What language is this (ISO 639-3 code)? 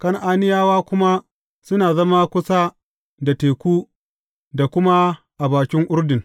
hau